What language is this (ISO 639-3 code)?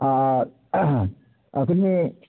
mai